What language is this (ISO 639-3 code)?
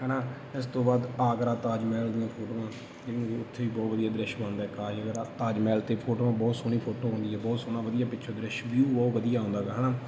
pan